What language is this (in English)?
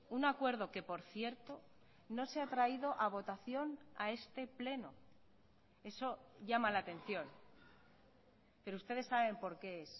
Spanish